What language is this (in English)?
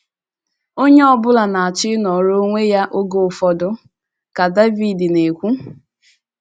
Igbo